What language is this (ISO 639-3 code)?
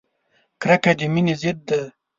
pus